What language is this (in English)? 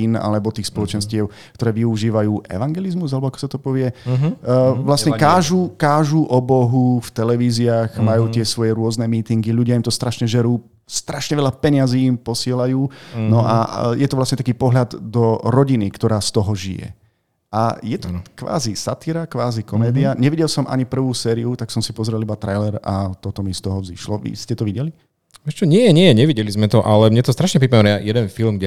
Slovak